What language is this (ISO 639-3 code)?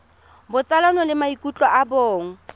tsn